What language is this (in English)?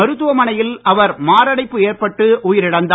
Tamil